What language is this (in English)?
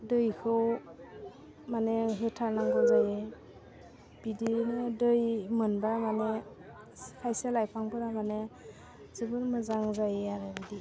Bodo